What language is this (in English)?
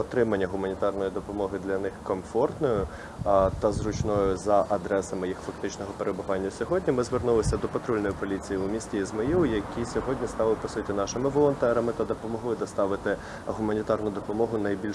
Ukrainian